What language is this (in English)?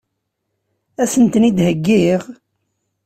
Kabyle